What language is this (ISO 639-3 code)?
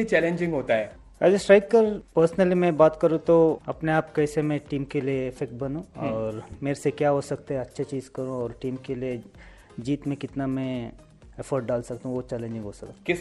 hin